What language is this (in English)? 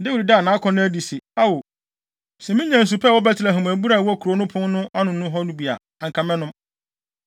Akan